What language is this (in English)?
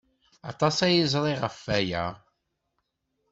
Kabyle